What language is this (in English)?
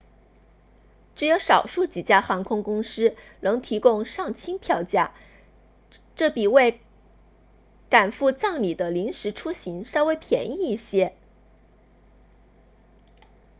Chinese